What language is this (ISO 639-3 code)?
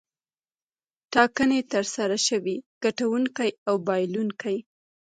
pus